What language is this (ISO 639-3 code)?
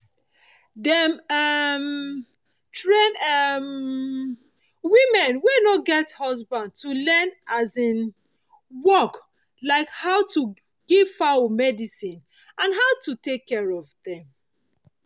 pcm